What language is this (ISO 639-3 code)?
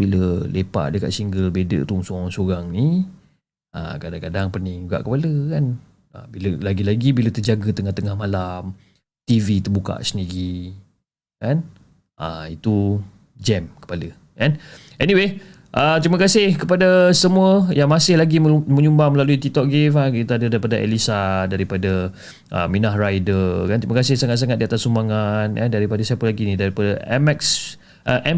msa